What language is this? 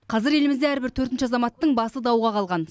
Kazakh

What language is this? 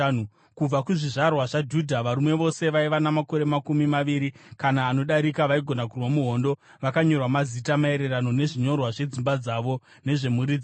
Shona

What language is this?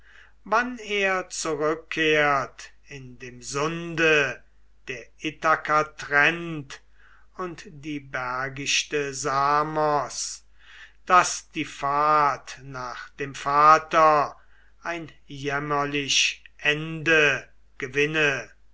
German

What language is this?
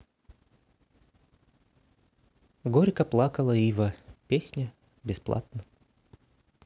Russian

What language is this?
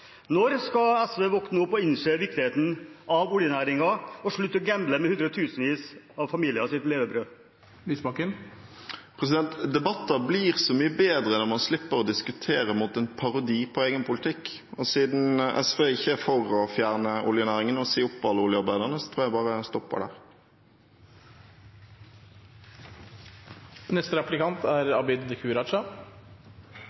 Norwegian Bokmål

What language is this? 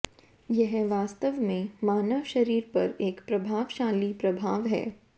Hindi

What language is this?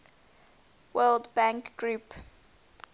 English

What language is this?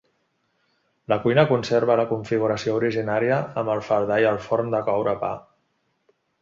Catalan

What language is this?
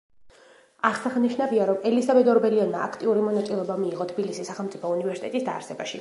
Georgian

